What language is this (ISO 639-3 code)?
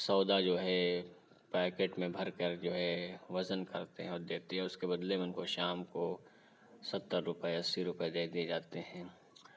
urd